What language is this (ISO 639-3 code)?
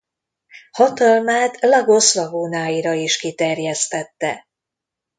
hun